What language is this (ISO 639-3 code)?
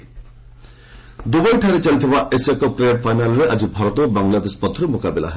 ori